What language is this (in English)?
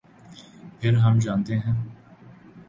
Urdu